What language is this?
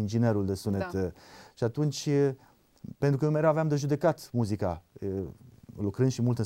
Romanian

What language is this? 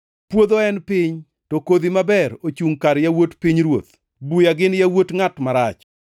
Luo (Kenya and Tanzania)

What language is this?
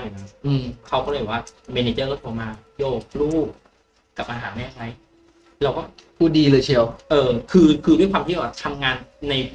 Thai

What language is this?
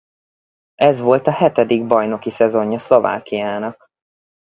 Hungarian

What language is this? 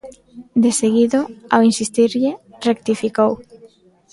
Galician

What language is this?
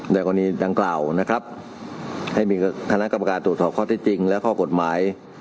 Thai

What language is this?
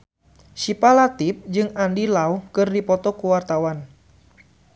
Sundanese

